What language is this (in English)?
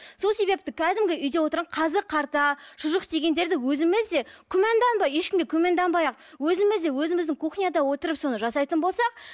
Kazakh